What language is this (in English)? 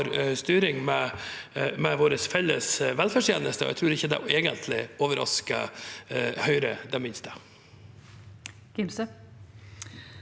Norwegian